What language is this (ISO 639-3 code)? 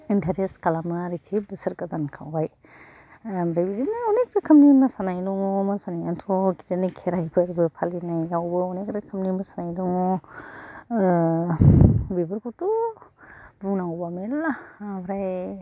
brx